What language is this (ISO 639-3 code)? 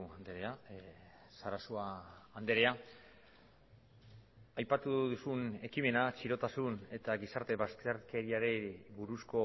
eus